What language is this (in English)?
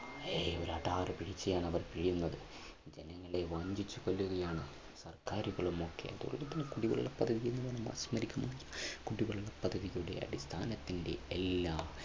Malayalam